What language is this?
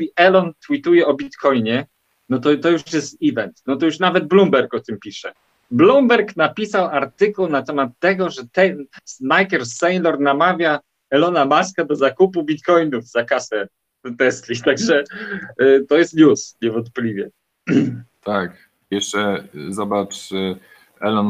Polish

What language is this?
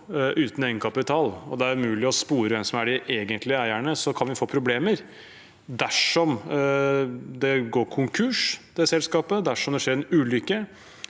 Norwegian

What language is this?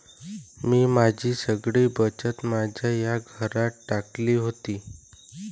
Marathi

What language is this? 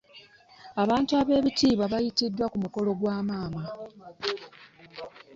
Ganda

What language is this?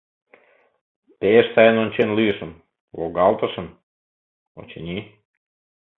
Mari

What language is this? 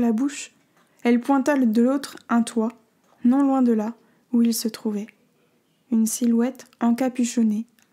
French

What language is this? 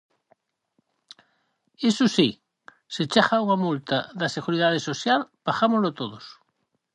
Galician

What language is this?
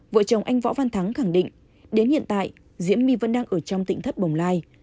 Vietnamese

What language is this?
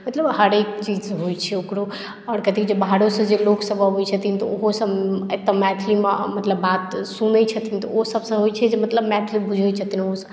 Maithili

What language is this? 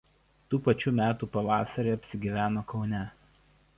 Lithuanian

